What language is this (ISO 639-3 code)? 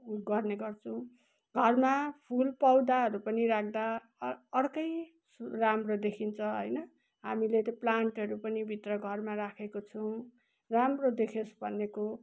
nep